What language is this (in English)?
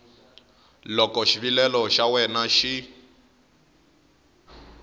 Tsonga